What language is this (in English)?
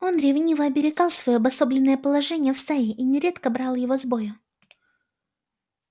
Russian